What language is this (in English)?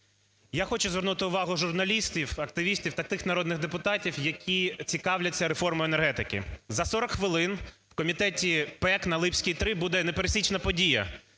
Ukrainian